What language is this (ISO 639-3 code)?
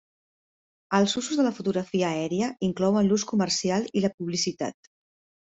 cat